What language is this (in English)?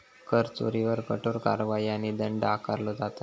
Marathi